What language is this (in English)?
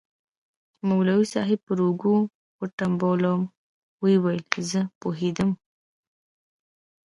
Pashto